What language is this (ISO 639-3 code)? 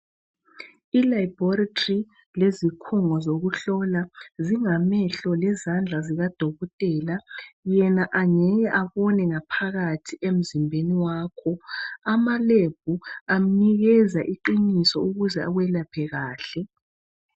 nde